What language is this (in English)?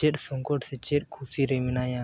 Santali